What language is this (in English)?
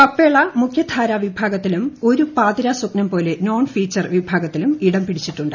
Malayalam